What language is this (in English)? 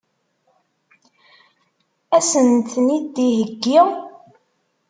Kabyle